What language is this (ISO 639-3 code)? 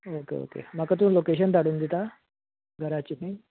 kok